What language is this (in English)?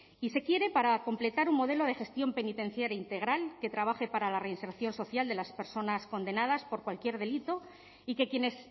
Spanish